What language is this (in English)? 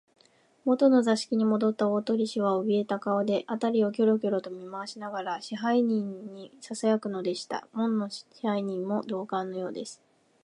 Japanese